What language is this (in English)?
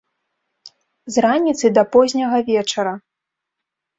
Belarusian